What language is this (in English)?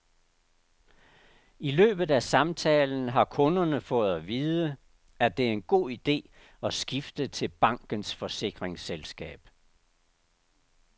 Danish